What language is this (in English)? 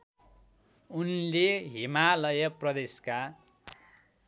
Nepali